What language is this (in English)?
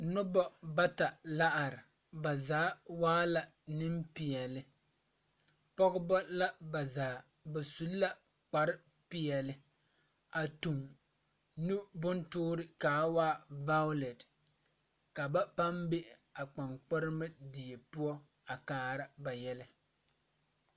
Southern Dagaare